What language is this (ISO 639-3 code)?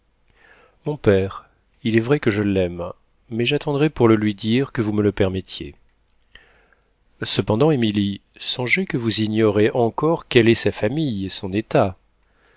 fra